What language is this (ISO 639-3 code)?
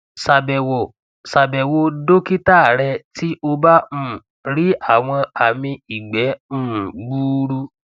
yor